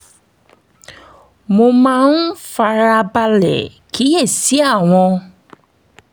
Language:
Yoruba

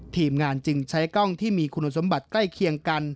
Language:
Thai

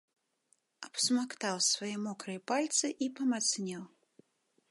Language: Belarusian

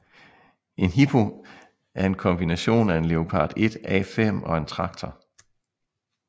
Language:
Danish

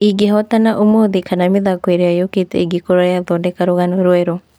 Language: Kikuyu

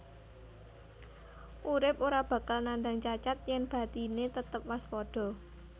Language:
Javanese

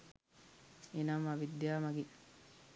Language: Sinhala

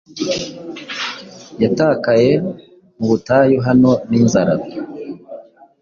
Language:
Kinyarwanda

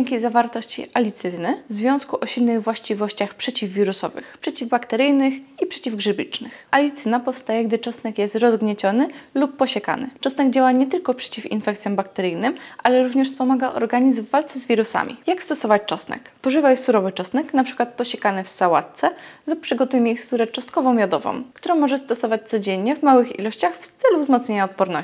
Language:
Polish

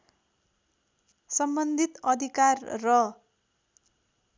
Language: Nepali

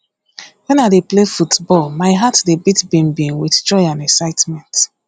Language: Nigerian Pidgin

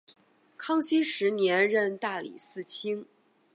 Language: Chinese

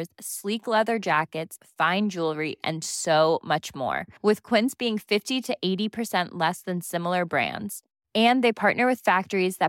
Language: Swedish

